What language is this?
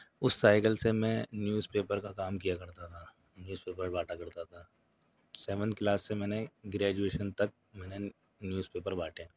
Urdu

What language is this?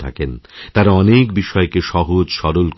Bangla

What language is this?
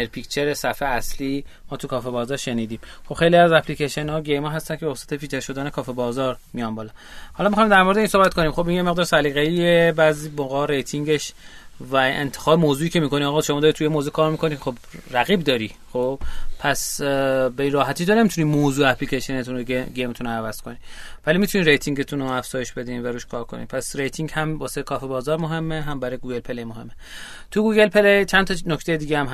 Persian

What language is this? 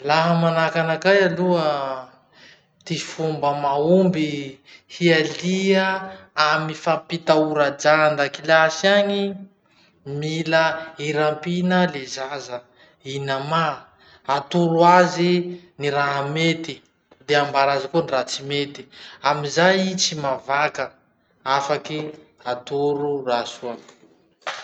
Masikoro Malagasy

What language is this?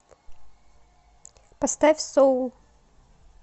Russian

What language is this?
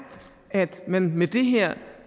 Danish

